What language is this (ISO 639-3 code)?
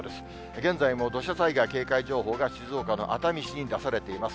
jpn